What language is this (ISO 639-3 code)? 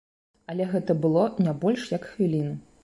bel